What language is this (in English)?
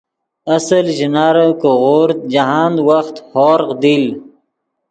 Yidgha